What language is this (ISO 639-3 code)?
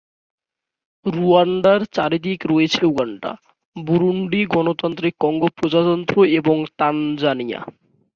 ben